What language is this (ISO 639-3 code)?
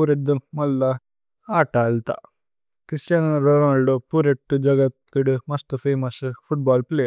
tcy